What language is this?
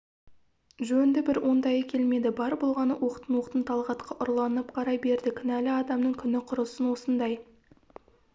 Kazakh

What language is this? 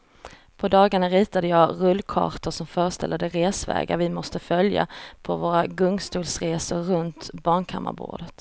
Swedish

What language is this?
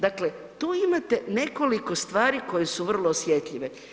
Croatian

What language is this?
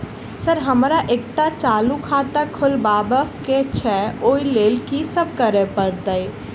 Maithili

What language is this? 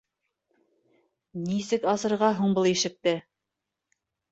Bashkir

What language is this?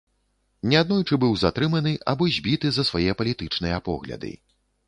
Belarusian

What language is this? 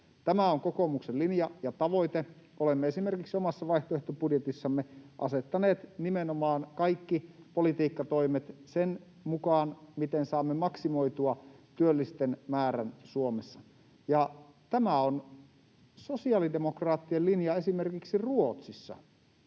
Finnish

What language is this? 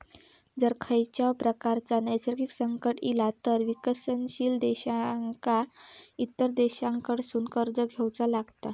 Marathi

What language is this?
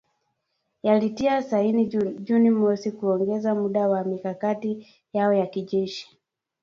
Swahili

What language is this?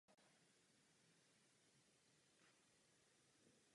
Czech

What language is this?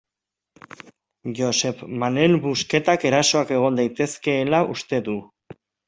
Basque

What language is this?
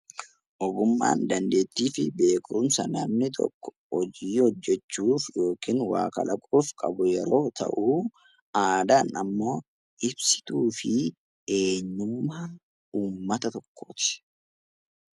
Oromo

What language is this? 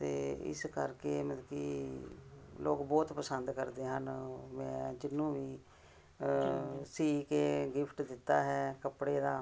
Punjabi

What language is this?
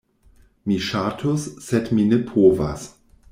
Esperanto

